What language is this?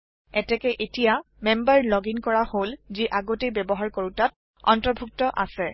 Assamese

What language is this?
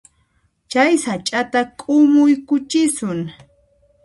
Puno Quechua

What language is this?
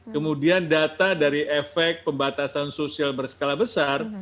Indonesian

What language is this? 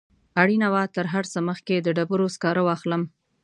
Pashto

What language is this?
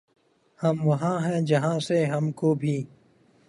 Urdu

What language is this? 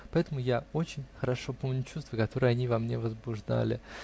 Russian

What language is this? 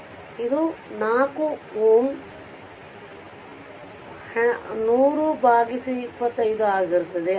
Kannada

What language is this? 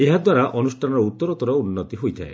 Odia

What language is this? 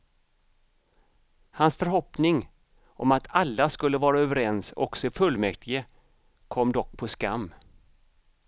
Swedish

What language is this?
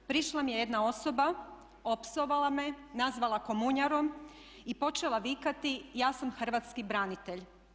Croatian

